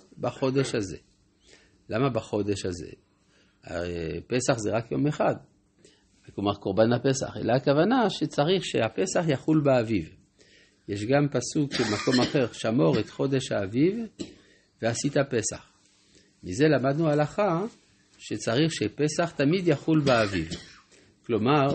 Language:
Hebrew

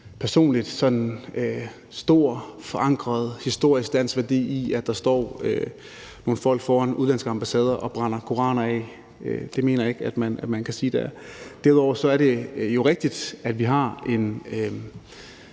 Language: Danish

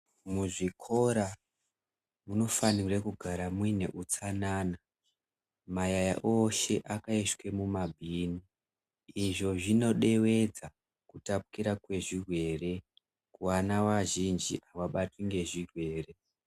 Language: Ndau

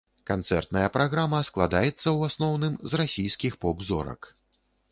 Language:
Belarusian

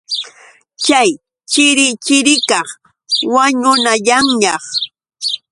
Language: Yauyos Quechua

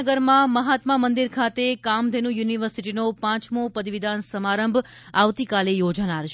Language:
Gujarati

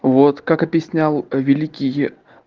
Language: Russian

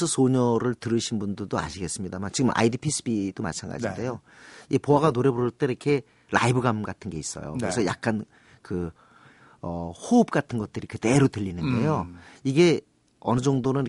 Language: Korean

